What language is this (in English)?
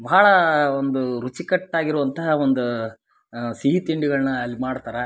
Kannada